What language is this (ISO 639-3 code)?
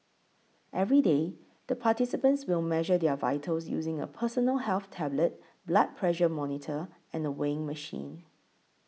eng